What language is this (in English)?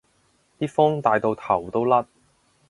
Cantonese